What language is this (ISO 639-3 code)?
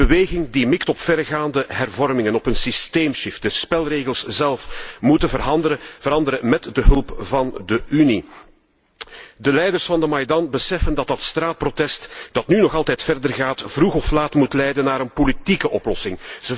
nld